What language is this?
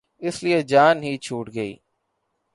Urdu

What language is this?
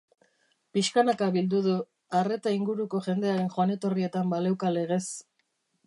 Basque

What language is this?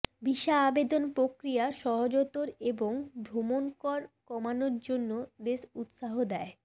Bangla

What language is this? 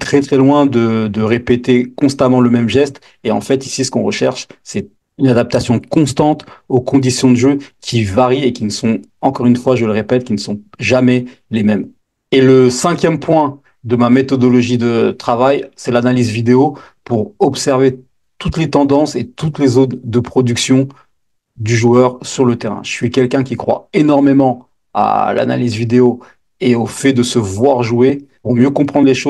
French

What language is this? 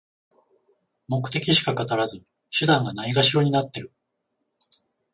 Japanese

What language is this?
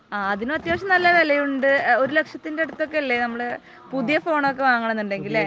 Malayalam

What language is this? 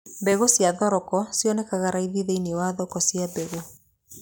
Kikuyu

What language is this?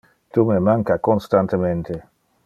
Interlingua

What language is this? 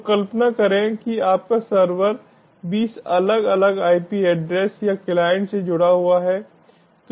Hindi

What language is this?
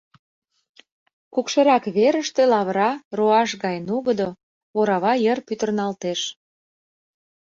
Mari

